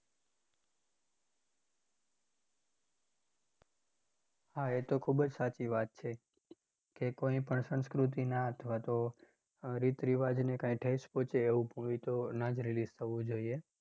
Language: Gujarati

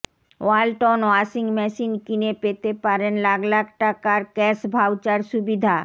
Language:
Bangla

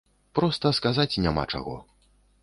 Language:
Belarusian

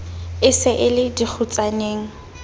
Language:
Southern Sotho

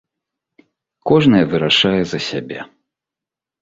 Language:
Belarusian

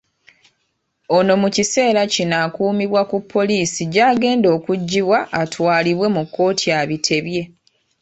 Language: Ganda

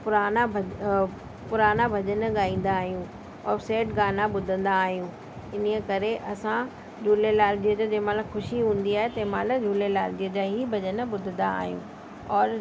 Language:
Sindhi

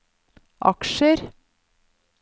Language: Norwegian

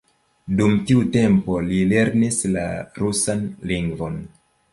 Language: Esperanto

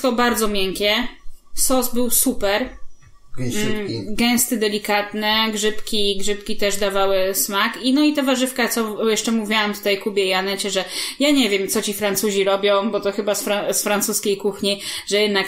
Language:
Polish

